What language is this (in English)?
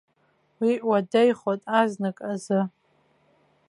Abkhazian